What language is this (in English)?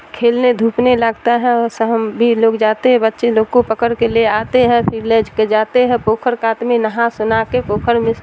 Urdu